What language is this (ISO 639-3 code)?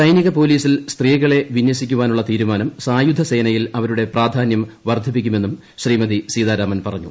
mal